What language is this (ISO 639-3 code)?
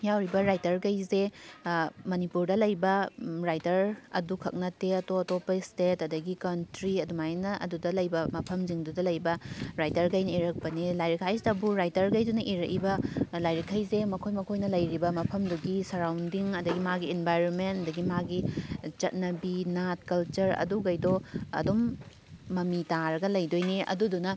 mni